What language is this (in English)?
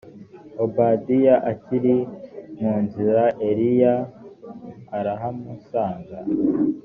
Kinyarwanda